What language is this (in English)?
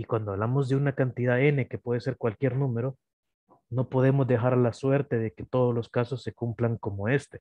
Spanish